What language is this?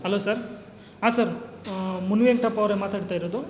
Kannada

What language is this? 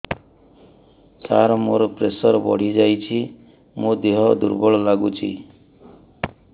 Odia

